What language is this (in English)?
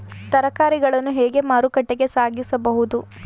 Kannada